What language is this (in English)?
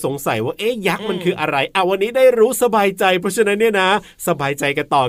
Thai